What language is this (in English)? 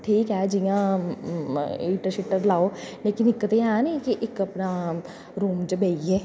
Dogri